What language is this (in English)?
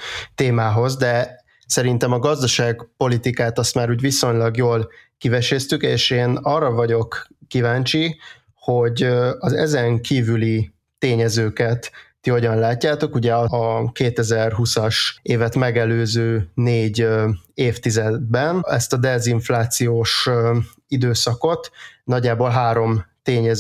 Hungarian